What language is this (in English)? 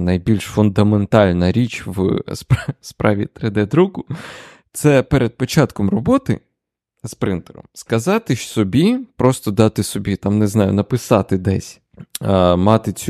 Ukrainian